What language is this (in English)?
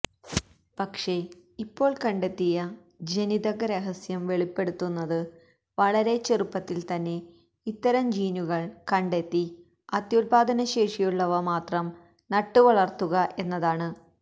Malayalam